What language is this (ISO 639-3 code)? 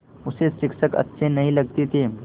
hin